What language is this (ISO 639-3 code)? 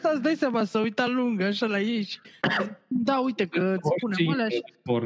ron